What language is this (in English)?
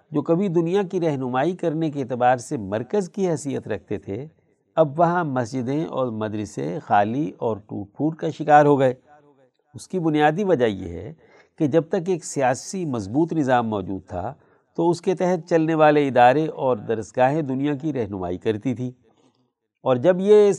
Urdu